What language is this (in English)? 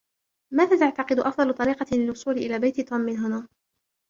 Arabic